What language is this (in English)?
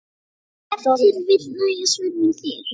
Icelandic